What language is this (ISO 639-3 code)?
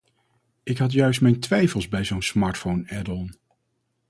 nld